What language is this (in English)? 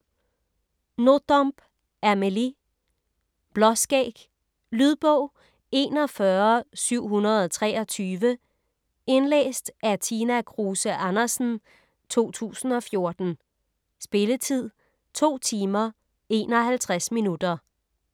Danish